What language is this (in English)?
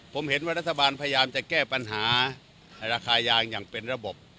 Thai